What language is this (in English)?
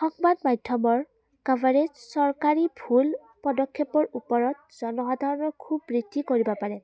Assamese